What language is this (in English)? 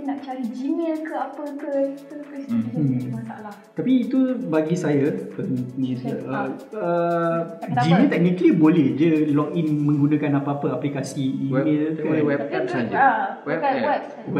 Malay